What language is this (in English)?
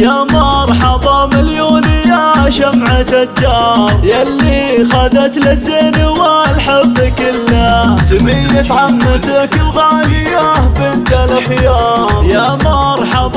Arabic